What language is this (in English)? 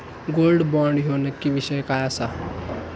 Marathi